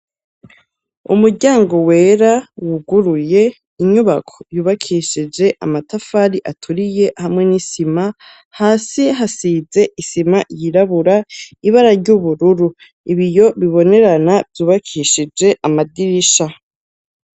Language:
Rundi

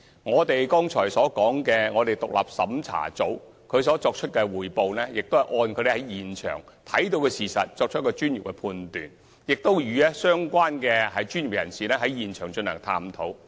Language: Cantonese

